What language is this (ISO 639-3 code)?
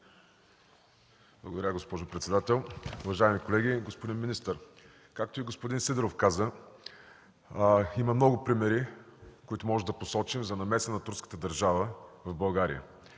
bul